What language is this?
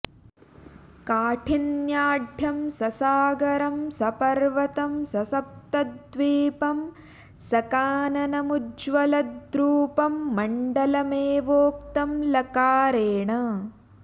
Sanskrit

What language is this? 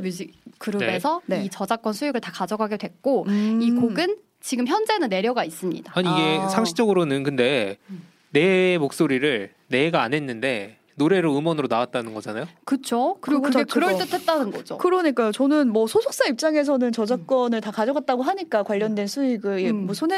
Korean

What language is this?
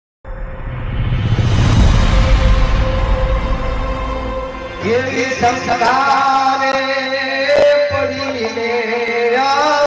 Gujarati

